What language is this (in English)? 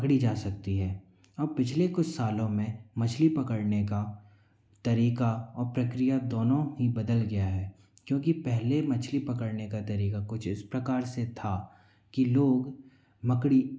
Hindi